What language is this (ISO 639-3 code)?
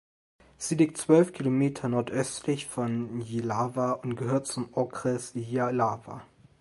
deu